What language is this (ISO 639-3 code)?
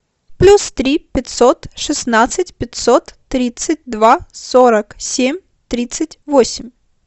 rus